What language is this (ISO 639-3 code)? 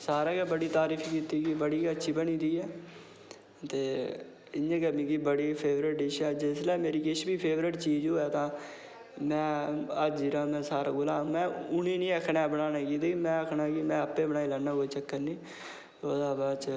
doi